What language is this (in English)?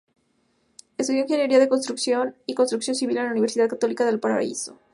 Spanish